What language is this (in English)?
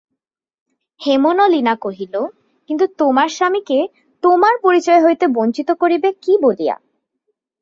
Bangla